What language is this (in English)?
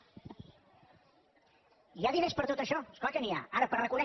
Catalan